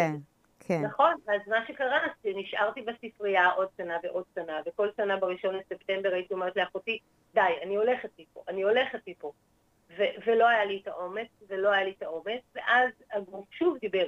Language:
Hebrew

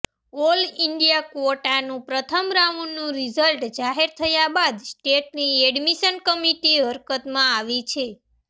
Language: Gujarati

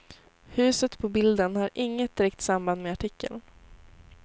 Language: Swedish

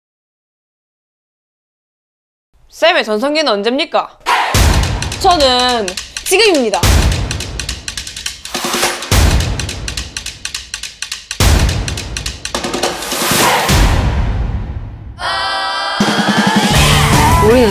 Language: Korean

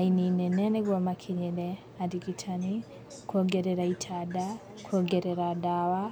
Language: Kikuyu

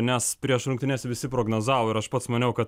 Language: Lithuanian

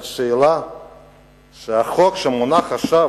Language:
Hebrew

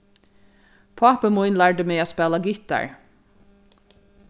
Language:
Faroese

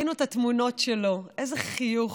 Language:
Hebrew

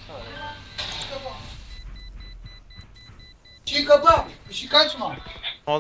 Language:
Turkish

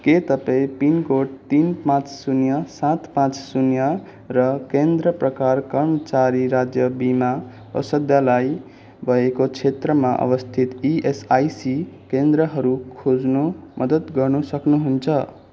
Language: Nepali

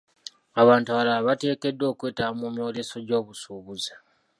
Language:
Ganda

